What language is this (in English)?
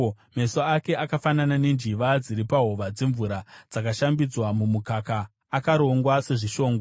Shona